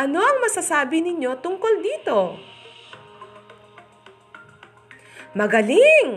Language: Filipino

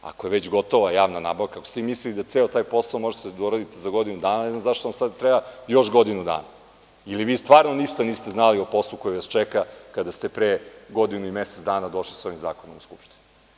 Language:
Serbian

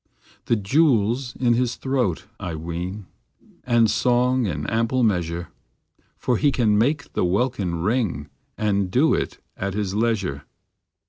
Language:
English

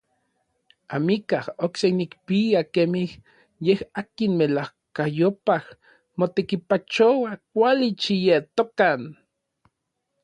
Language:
Orizaba Nahuatl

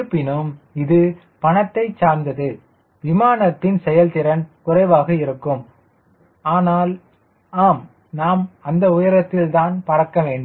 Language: Tamil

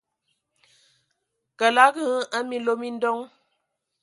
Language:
Ewondo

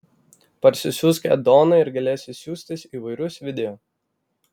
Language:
Lithuanian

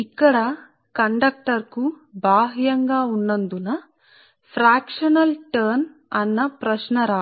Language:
Telugu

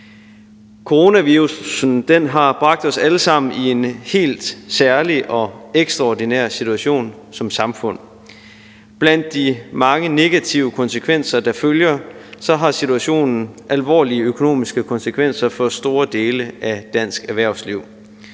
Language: Danish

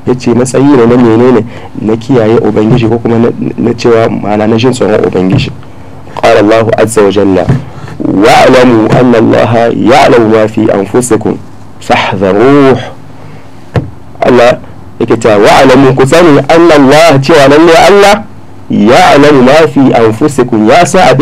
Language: Arabic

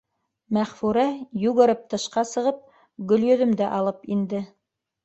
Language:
Bashkir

